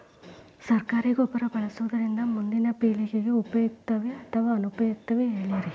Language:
Kannada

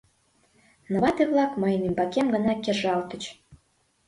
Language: Mari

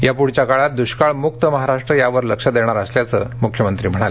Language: Marathi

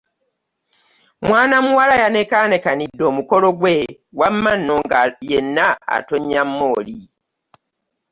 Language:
Ganda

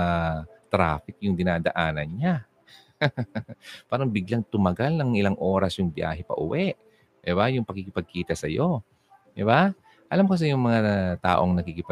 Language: Filipino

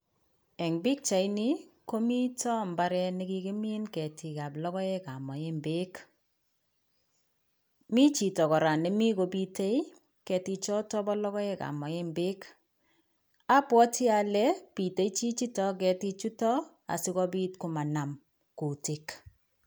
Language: Kalenjin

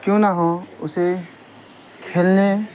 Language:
Urdu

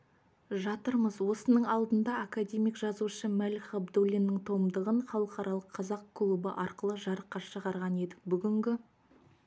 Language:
Kazakh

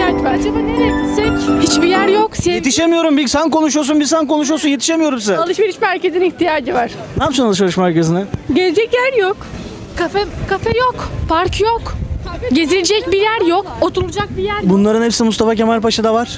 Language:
Turkish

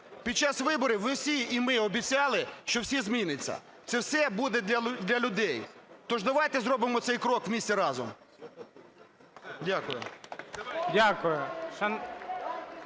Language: Ukrainian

